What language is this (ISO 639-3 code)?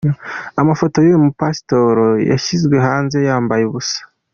kin